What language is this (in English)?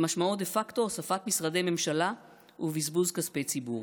Hebrew